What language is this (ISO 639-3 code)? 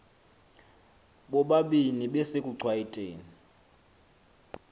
xho